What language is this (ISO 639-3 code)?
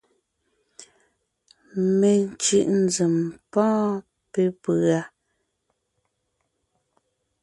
nnh